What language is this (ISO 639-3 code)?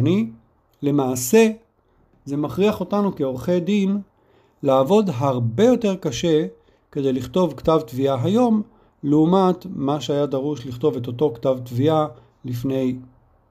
heb